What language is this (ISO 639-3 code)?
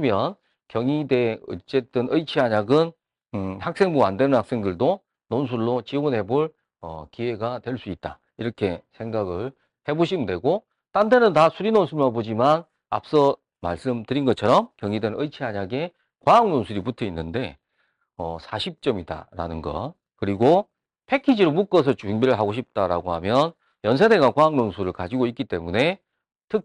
kor